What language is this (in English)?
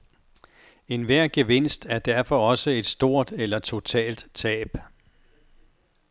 Danish